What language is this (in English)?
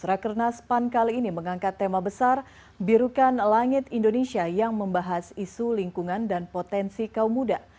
Indonesian